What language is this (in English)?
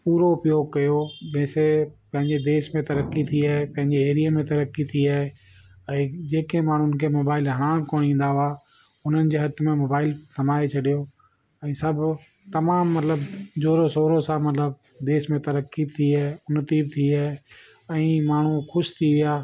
Sindhi